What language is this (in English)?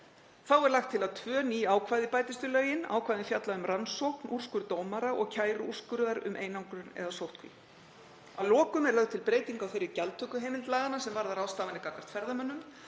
Icelandic